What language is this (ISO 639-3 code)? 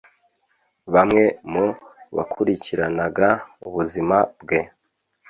kin